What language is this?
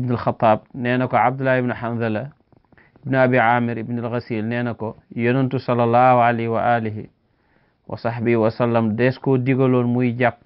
Arabic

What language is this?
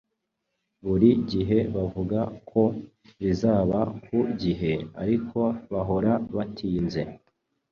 Kinyarwanda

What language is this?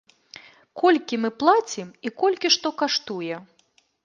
Belarusian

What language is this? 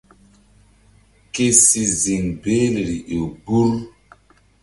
Mbum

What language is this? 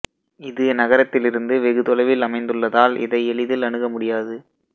Tamil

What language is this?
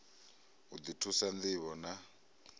Venda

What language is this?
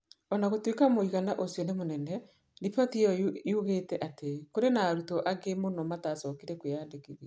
Kikuyu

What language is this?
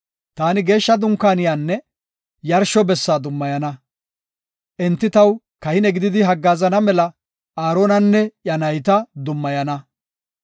Gofa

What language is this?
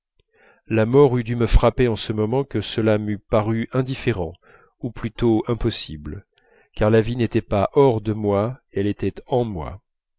French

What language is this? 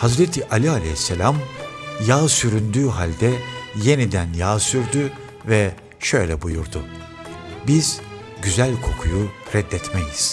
Turkish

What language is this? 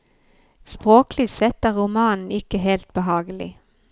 Norwegian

